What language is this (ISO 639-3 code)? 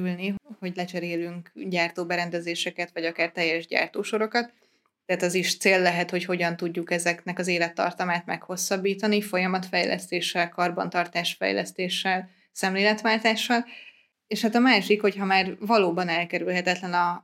hun